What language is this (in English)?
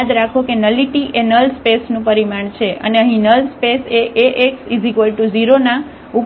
Gujarati